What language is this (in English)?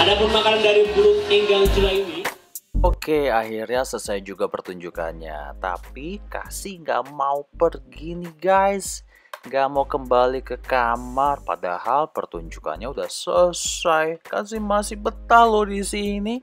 Indonesian